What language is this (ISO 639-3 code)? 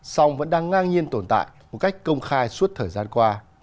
vie